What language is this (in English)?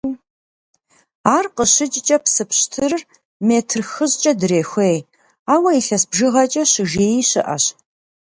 Kabardian